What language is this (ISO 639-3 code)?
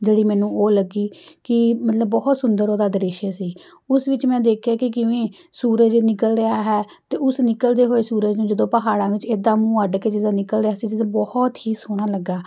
pan